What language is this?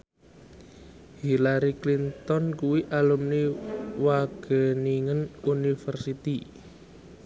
Javanese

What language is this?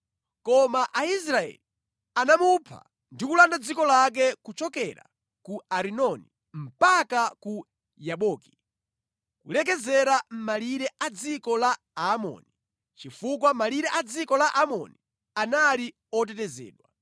Nyanja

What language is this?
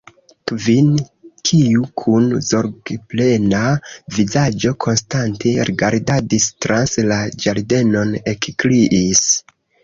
Esperanto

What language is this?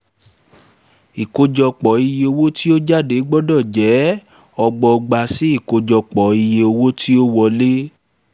Yoruba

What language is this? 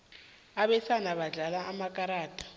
South Ndebele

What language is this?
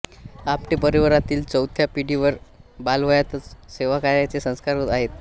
Marathi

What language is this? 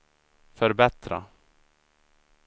Swedish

